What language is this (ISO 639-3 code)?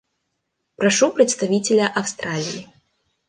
rus